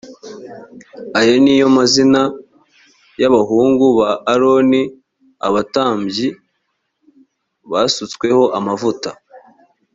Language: Kinyarwanda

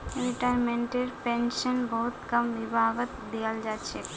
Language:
Magahi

